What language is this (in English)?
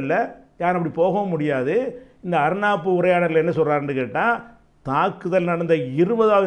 Romanian